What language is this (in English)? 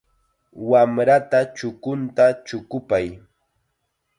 Chiquián Ancash Quechua